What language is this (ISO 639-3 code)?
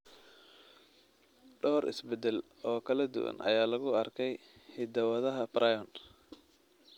som